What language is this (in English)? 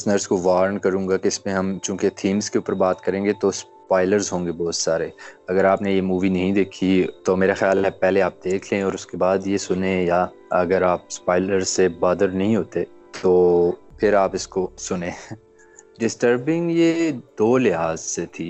Urdu